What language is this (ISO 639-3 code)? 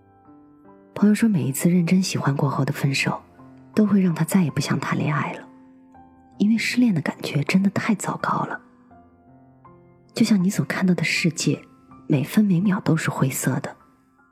zho